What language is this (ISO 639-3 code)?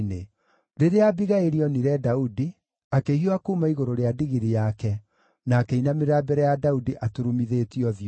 kik